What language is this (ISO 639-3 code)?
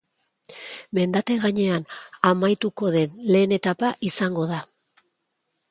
eus